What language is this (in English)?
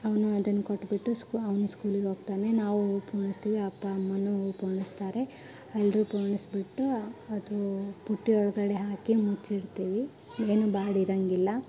Kannada